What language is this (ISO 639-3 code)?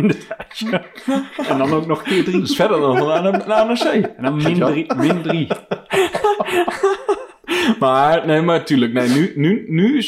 nld